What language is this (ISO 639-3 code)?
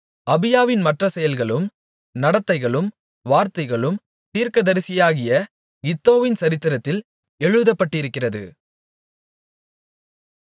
tam